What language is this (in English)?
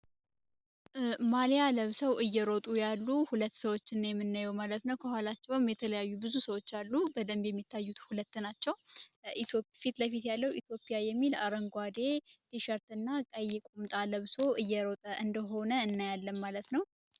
Amharic